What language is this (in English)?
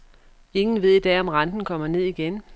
Danish